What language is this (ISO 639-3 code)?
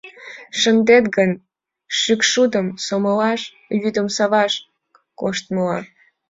chm